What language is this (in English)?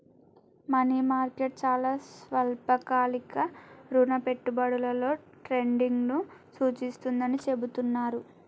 Telugu